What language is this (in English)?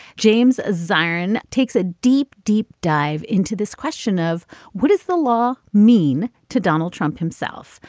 English